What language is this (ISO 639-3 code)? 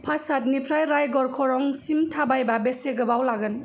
brx